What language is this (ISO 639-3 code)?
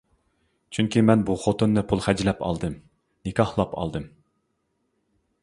uig